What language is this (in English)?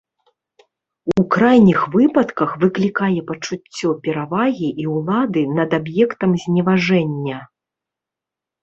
Belarusian